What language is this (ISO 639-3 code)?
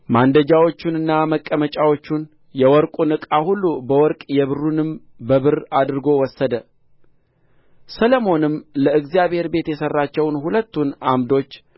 amh